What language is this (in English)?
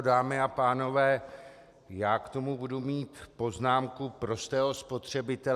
Czech